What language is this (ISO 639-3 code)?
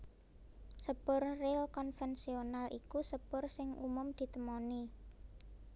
jav